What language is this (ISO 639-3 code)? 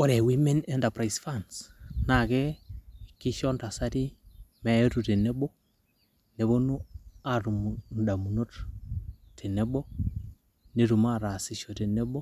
mas